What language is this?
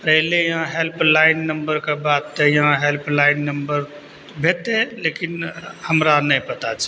Maithili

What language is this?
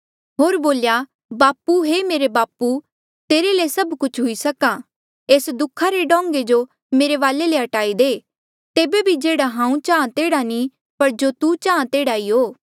Mandeali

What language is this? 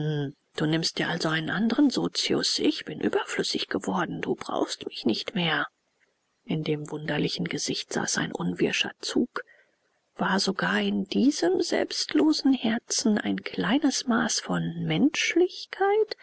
German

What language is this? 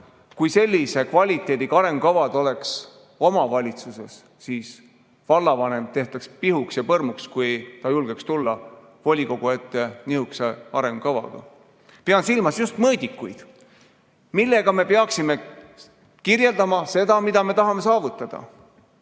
Estonian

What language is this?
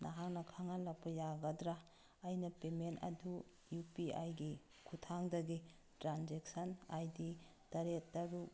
Manipuri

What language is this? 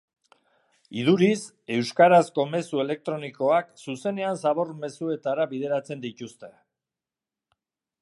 Basque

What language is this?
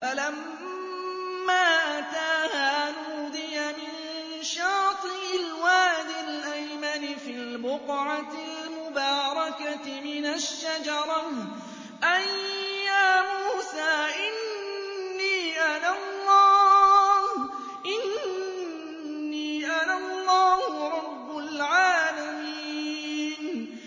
Arabic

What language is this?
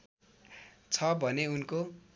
Nepali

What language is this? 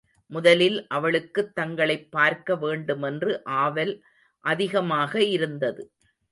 Tamil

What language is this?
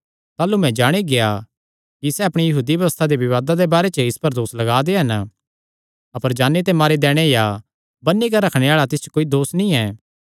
Kangri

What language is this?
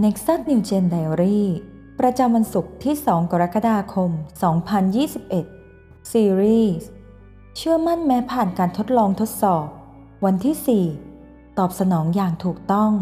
Thai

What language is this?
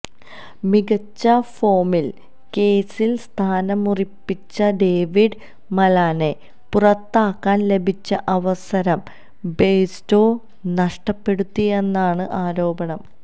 Malayalam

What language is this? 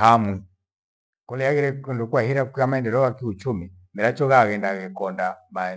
Gweno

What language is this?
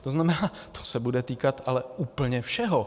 Czech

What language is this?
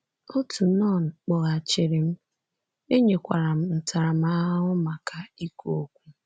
Igbo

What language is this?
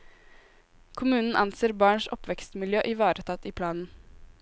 Norwegian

